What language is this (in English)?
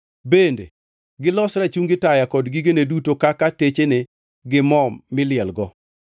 Luo (Kenya and Tanzania)